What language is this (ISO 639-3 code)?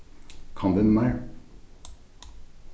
fao